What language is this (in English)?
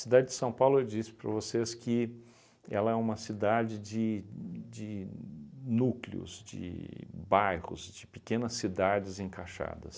Portuguese